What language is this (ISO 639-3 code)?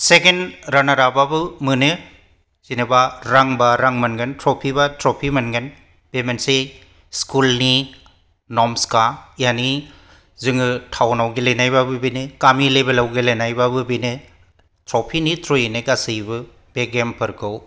brx